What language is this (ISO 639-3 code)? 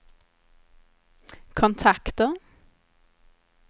swe